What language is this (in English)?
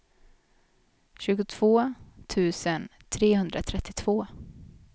Swedish